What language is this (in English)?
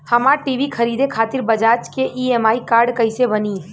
Bhojpuri